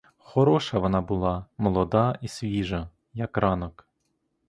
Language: Ukrainian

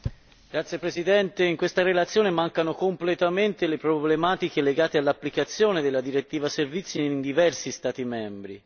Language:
Italian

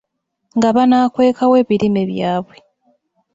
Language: Ganda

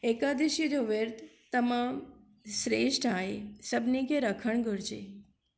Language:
Sindhi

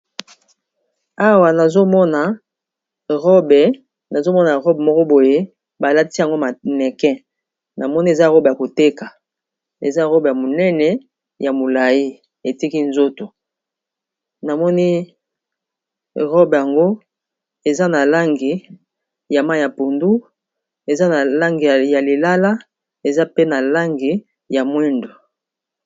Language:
Lingala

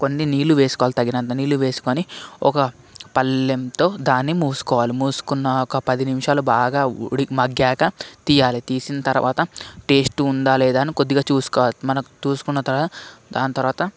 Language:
Telugu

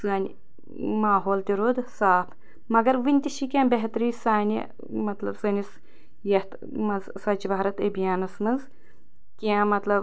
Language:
Kashmiri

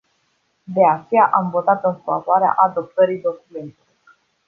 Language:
Romanian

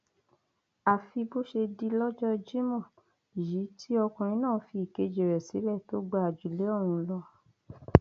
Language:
Yoruba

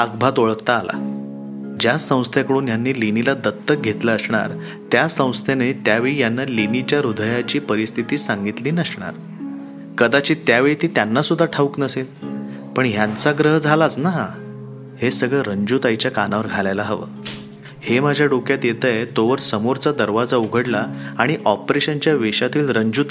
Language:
Marathi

